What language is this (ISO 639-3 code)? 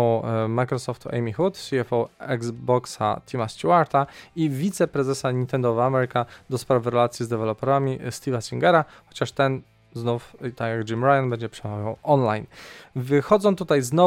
pol